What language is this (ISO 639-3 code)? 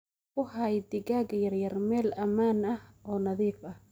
som